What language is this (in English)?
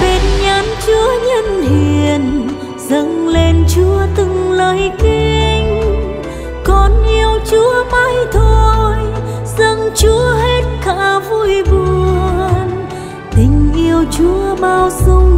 Vietnamese